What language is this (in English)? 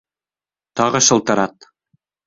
Bashkir